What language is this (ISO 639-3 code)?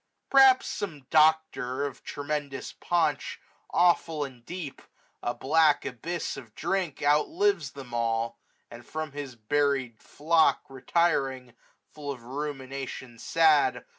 eng